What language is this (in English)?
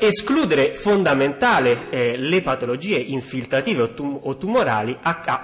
Italian